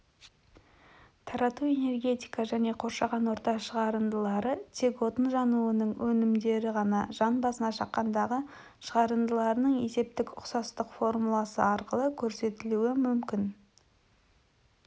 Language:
Kazakh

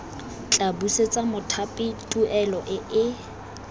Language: Tswana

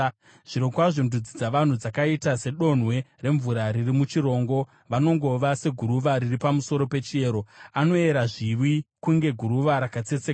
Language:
Shona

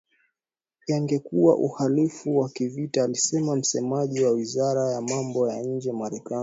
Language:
Swahili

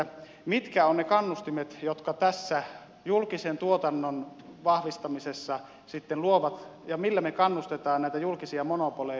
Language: Finnish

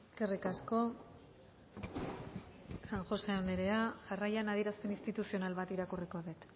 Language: Basque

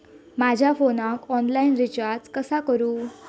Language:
Marathi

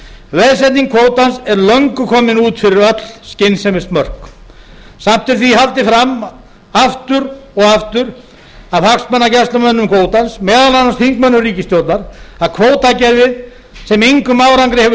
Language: Icelandic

